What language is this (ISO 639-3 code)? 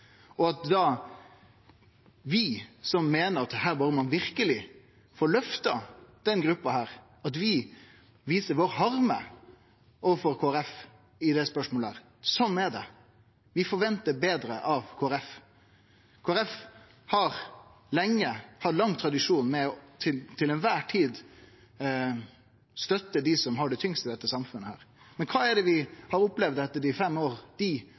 nno